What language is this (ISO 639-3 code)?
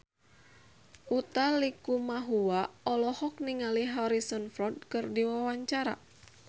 sun